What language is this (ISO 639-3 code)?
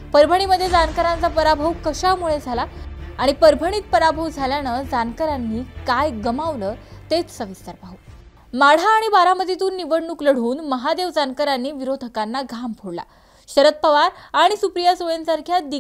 mar